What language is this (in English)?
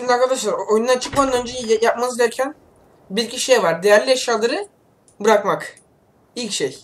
Turkish